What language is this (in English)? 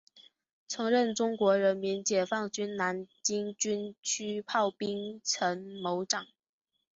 Chinese